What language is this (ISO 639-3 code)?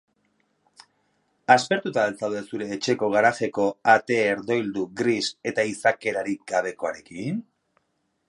eus